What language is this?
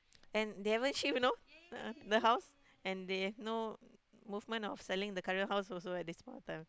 English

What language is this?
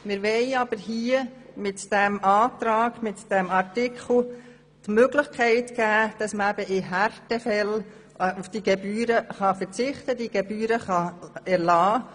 Swiss German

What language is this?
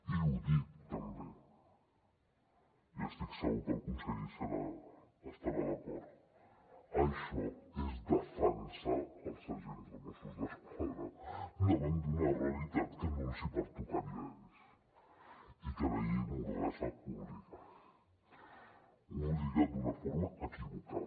Catalan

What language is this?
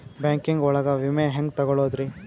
Kannada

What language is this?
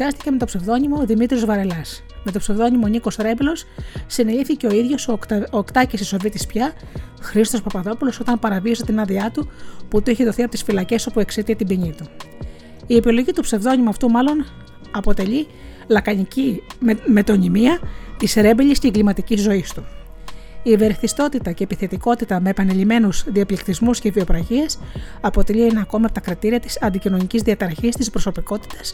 Greek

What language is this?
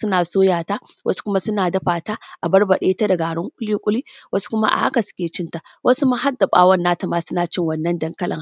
Hausa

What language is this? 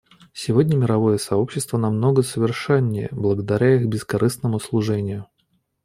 Russian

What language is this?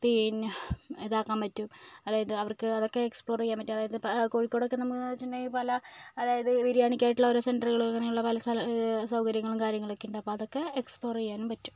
Malayalam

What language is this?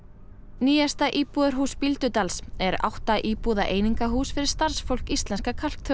Icelandic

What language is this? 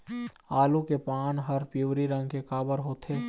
Chhattisgarhi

